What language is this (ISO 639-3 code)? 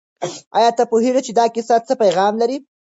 pus